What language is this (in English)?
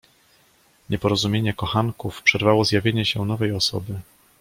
Polish